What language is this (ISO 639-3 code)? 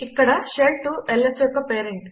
tel